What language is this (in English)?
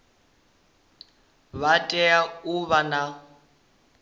Venda